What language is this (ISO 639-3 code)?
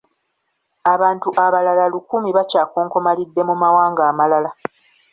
lug